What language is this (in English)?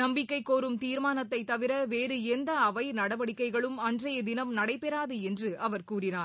Tamil